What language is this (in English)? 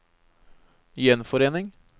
Norwegian